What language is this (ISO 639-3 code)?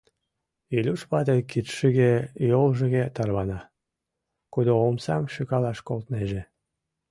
chm